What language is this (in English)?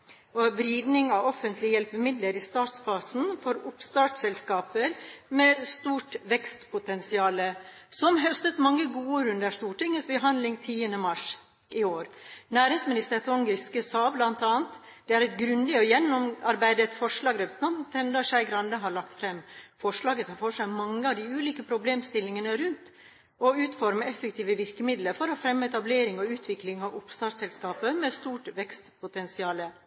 Norwegian Bokmål